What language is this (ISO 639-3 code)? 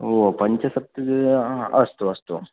san